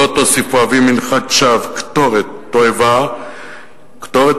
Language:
Hebrew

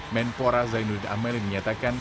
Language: Indonesian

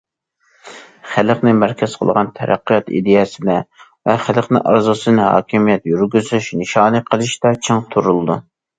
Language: Uyghur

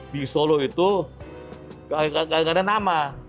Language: Indonesian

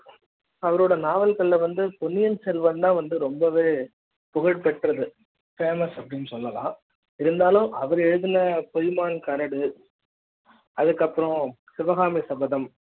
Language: Tamil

